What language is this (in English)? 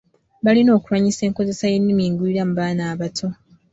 Ganda